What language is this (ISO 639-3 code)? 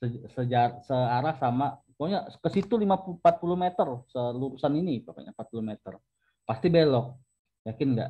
ind